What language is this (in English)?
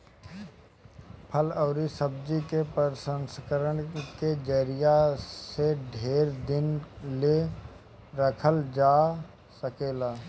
Bhojpuri